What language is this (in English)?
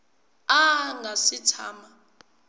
Tsonga